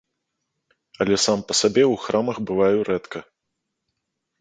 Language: Belarusian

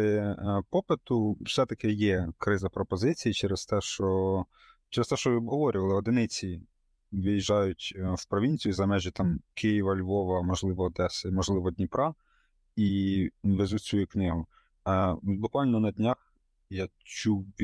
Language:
Ukrainian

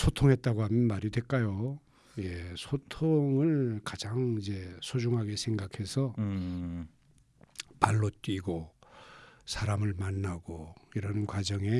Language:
Korean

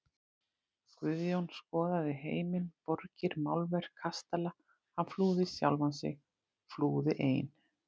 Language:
Icelandic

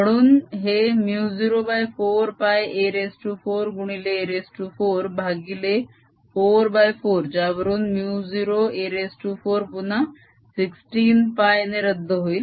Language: Marathi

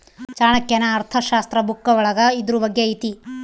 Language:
Kannada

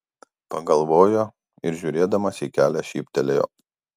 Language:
Lithuanian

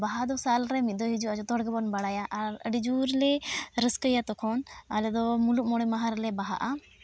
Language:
Santali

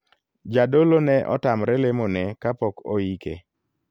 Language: Luo (Kenya and Tanzania)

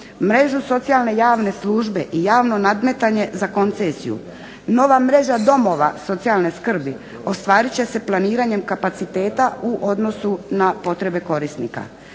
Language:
Croatian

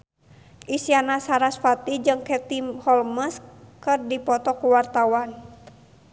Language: Sundanese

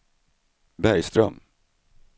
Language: Swedish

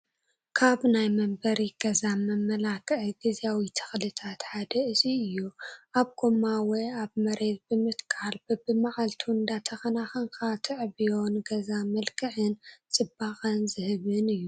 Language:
Tigrinya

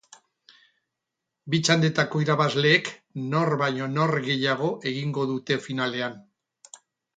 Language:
Basque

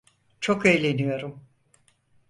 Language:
Turkish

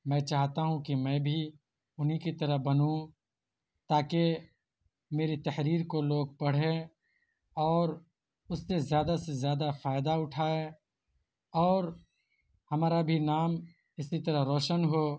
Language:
Urdu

